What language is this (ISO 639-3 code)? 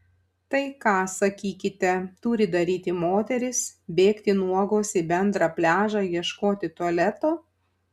lit